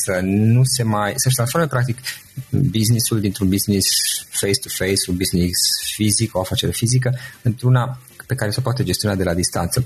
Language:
Romanian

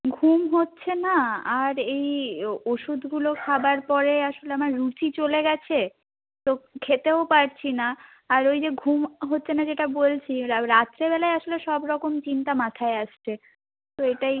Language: Bangla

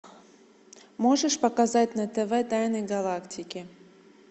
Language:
Russian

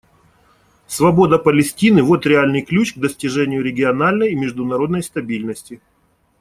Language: Russian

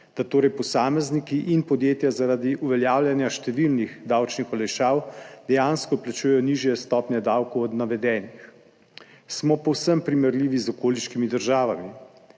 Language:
Slovenian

